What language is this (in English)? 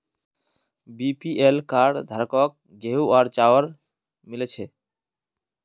Magahi